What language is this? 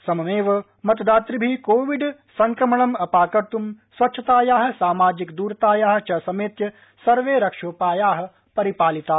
Sanskrit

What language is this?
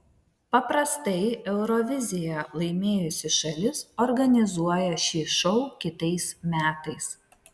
Lithuanian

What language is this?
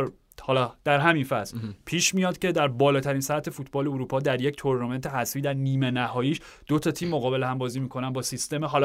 Persian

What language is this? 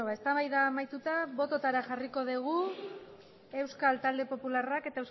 Basque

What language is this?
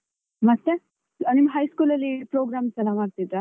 Kannada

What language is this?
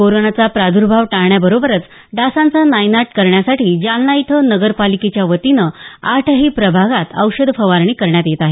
Marathi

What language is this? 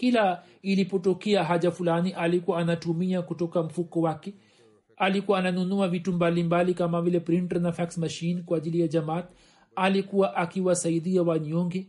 Swahili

